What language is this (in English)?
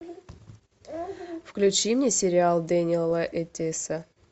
Russian